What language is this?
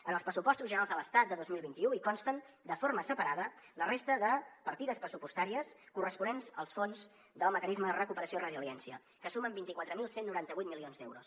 Catalan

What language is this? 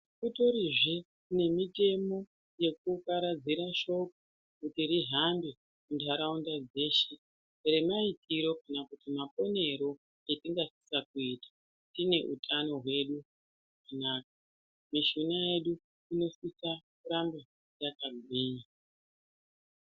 Ndau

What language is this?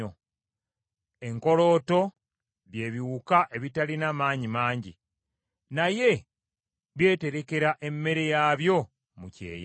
Ganda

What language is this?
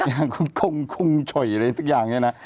Thai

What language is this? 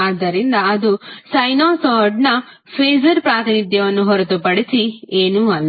Kannada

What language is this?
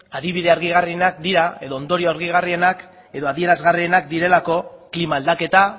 Basque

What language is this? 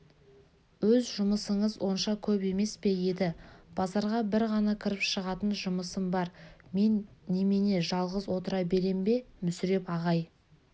Kazakh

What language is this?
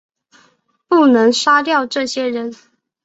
Chinese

